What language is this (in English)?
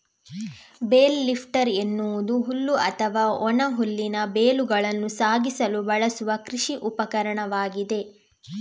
Kannada